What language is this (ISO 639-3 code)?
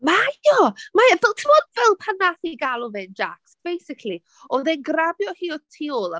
cym